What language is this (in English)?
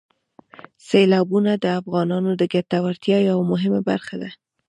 Pashto